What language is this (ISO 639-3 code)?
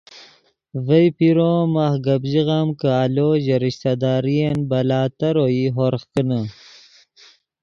ydg